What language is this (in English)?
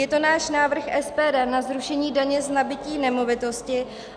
Czech